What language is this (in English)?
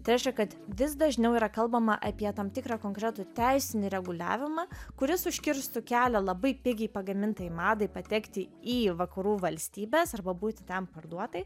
Lithuanian